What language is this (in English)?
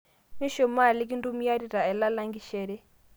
Masai